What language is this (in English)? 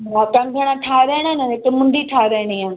Sindhi